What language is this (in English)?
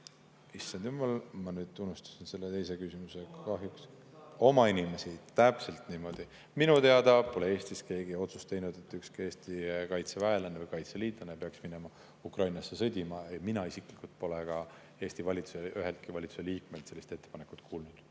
Estonian